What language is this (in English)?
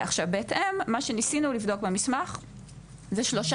Hebrew